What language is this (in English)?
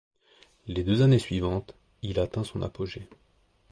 French